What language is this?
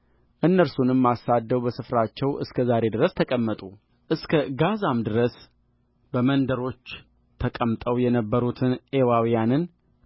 Amharic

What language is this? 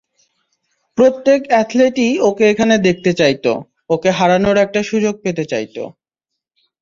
Bangla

